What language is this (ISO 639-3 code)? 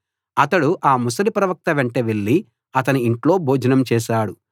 tel